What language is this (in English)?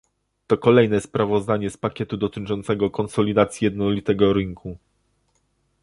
Polish